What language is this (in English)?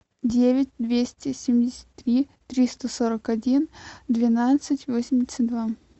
Russian